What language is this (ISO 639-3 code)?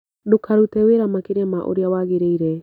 kik